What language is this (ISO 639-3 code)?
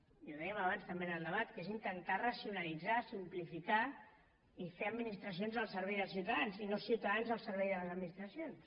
cat